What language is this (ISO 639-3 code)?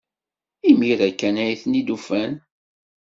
kab